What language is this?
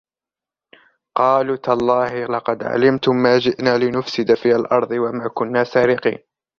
Arabic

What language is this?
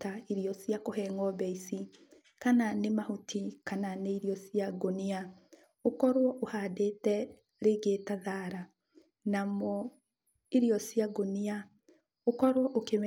Kikuyu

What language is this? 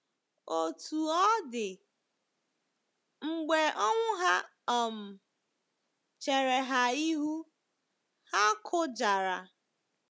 Igbo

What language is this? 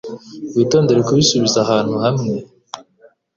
Kinyarwanda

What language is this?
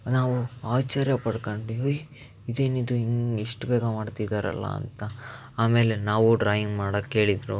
Kannada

